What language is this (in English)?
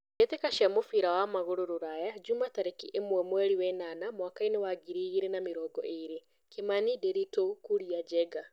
Kikuyu